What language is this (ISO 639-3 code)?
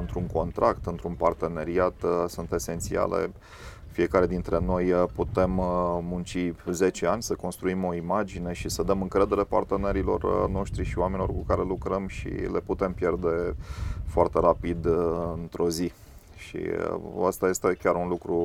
ron